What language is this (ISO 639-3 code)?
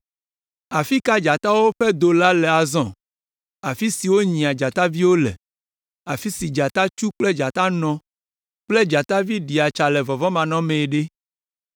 ewe